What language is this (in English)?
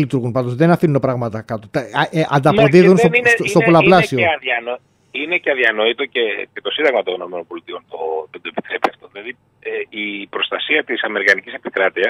Greek